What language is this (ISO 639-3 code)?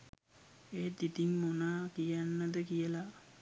sin